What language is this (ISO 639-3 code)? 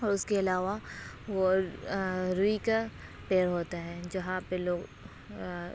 urd